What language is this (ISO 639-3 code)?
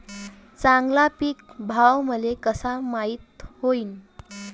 mar